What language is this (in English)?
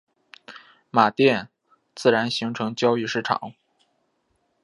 Chinese